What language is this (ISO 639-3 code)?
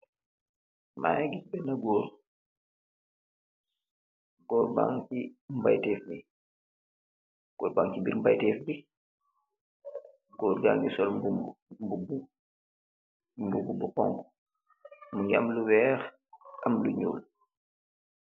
wol